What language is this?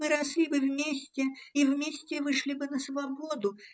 Russian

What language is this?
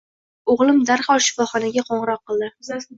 Uzbek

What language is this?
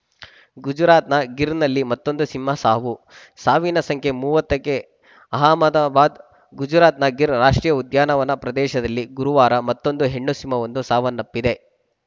Kannada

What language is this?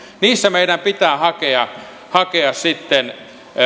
Finnish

